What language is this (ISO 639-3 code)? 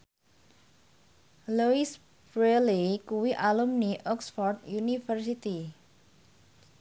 jav